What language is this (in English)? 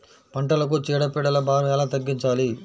Telugu